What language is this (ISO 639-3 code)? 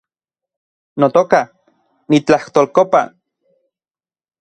ncx